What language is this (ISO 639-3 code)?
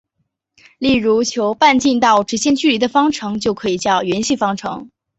zho